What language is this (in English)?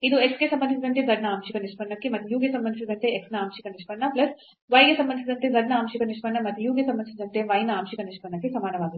Kannada